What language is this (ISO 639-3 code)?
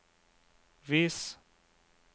nor